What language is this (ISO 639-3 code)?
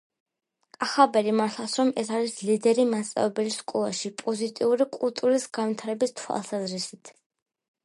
kat